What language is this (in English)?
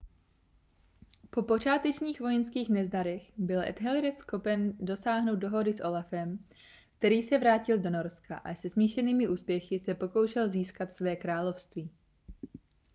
Czech